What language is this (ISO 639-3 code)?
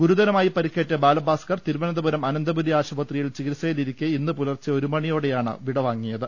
mal